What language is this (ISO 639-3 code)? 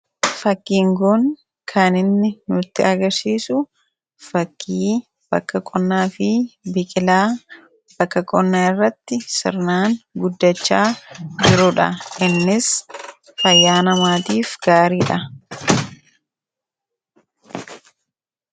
orm